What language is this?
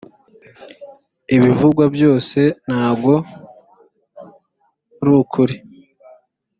Kinyarwanda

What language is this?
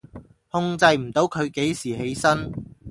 Cantonese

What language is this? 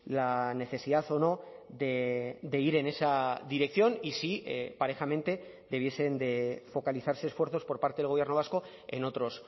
Spanish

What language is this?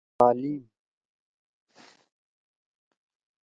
Torwali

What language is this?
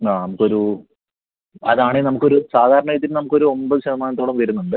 Malayalam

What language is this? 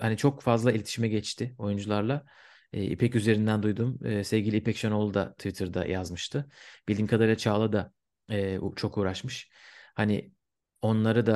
Turkish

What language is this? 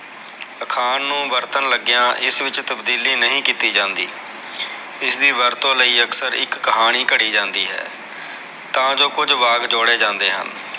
Punjabi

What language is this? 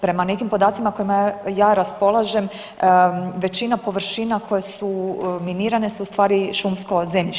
Croatian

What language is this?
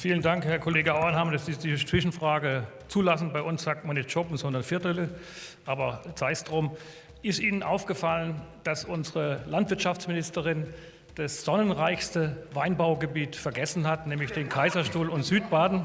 German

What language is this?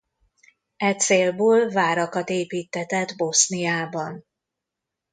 Hungarian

